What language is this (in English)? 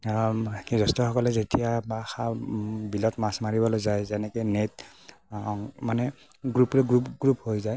Assamese